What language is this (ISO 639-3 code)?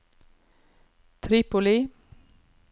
nor